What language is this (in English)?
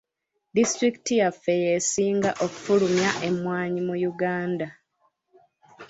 Ganda